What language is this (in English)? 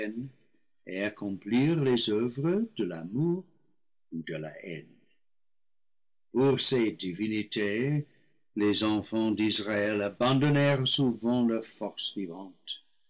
French